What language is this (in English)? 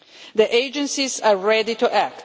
English